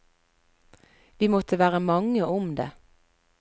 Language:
Norwegian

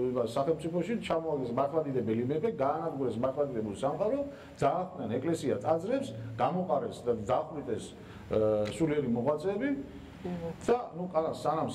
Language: Turkish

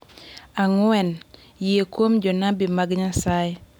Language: Luo (Kenya and Tanzania)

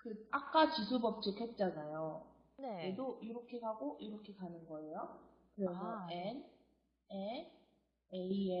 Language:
Korean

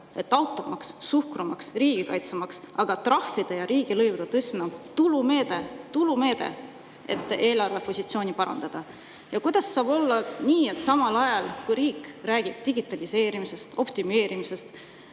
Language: Estonian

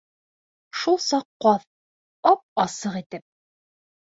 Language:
Bashkir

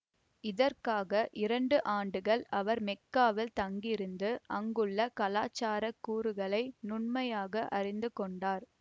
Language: Tamil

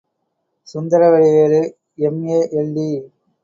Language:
Tamil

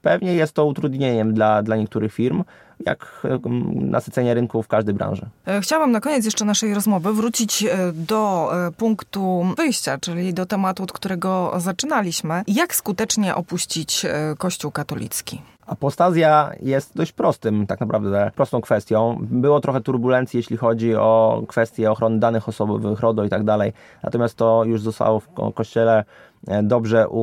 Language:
Polish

